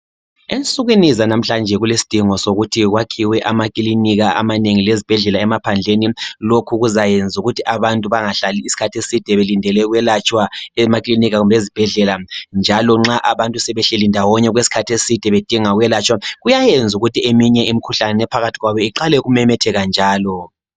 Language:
North Ndebele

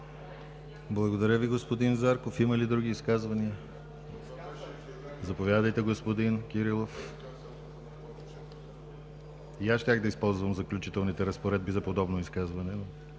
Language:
Bulgarian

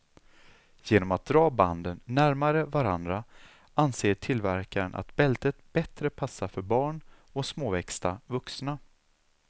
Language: Swedish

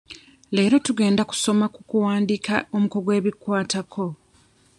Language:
Ganda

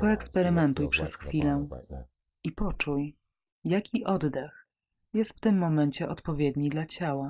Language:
Polish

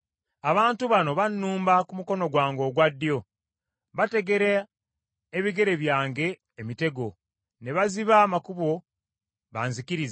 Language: Ganda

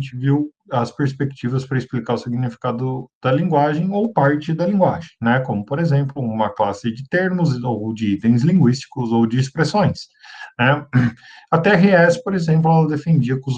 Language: Portuguese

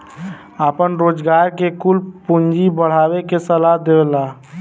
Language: Bhojpuri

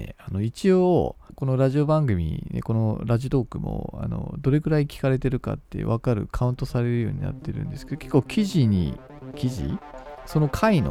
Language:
Japanese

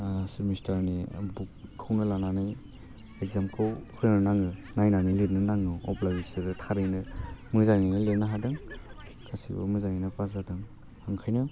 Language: Bodo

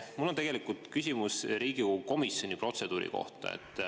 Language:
Estonian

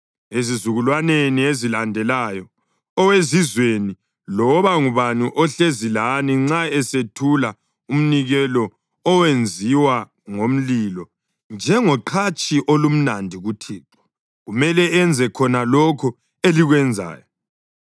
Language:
North Ndebele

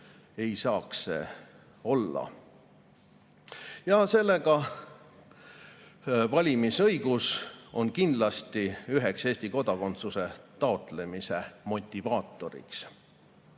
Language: Estonian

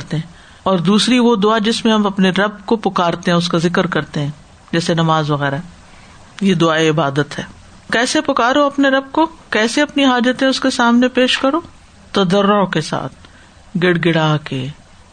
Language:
Urdu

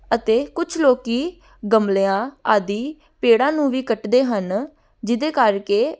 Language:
Punjabi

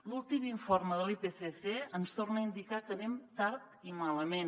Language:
Catalan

